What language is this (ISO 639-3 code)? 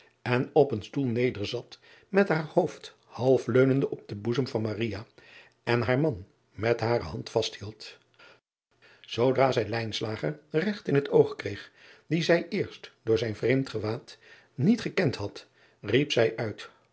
nld